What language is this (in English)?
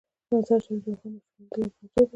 Pashto